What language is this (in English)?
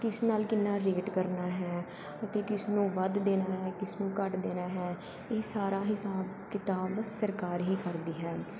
Punjabi